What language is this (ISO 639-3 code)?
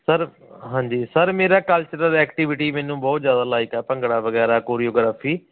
pan